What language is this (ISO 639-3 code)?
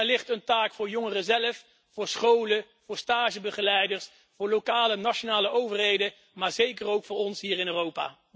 nld